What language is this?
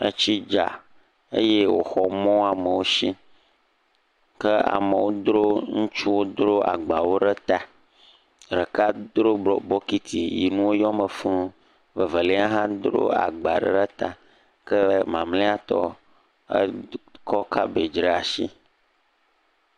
Ewe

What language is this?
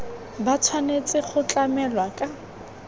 Tswana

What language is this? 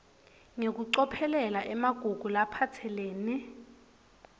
Swati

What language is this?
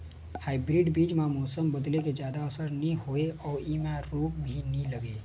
Chhattisgarhi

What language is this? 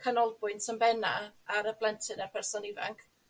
Welsh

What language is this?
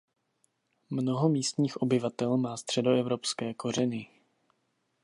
Czech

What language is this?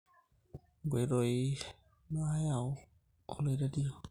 Masai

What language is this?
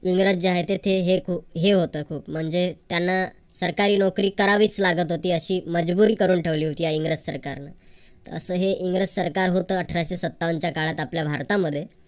Marathi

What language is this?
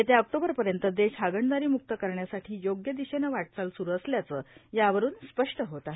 Marathi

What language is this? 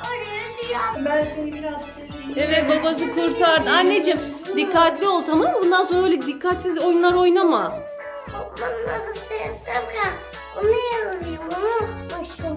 Turkish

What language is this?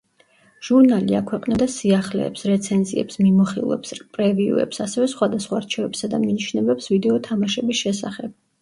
Georgian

